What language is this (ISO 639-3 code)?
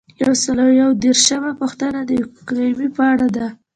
pus